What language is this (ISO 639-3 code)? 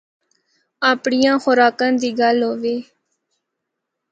hno